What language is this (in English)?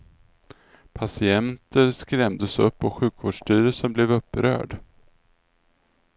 Swedish